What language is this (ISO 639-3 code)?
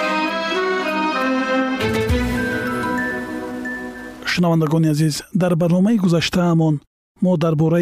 fas